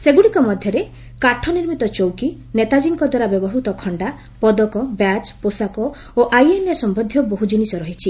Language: Odia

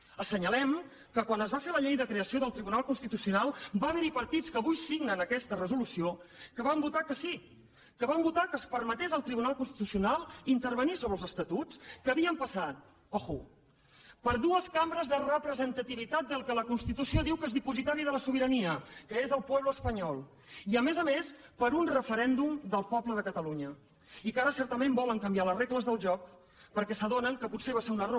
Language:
Catalan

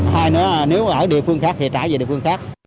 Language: Vietnamese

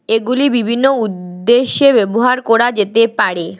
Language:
Bangla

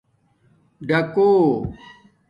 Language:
Domaaki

